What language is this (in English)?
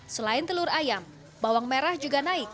Indonesian